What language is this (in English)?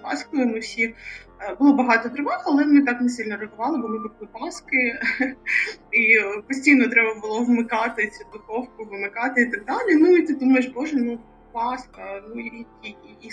Ukrainian